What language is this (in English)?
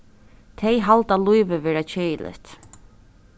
Faroese